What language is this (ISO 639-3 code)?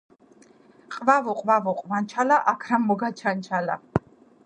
kat